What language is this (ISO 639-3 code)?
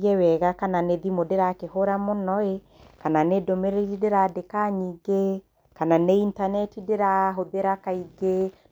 kik